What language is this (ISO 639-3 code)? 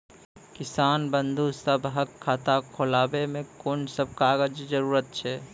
mai